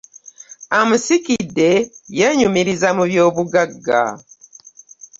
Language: Ganda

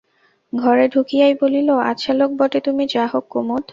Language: Bangla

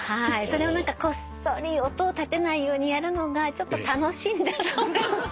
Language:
Japanese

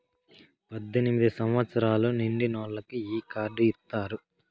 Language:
Telugu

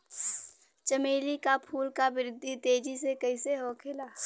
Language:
Bhojpuri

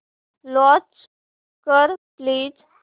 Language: Marathi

